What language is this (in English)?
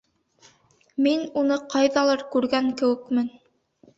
Bashkir